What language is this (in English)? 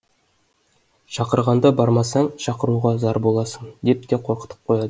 Kazakh